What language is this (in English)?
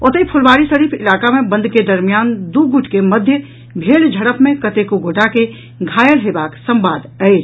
Maithili